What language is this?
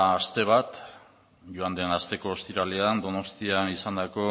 Basque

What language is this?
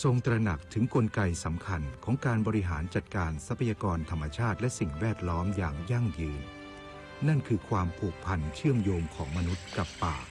Thai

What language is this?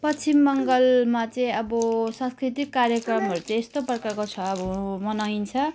Nepali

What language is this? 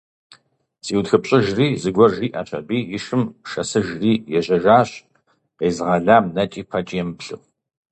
Kabardian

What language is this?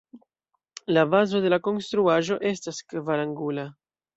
Esperanto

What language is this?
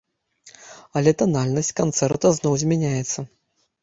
Belarusian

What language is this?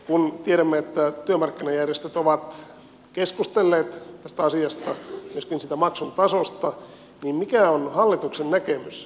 Finnish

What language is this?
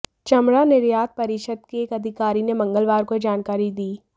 Hindi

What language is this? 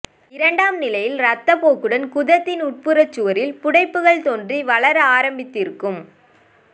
Tamil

